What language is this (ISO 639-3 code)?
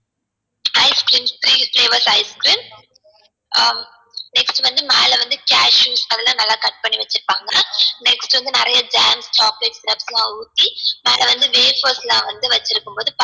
tam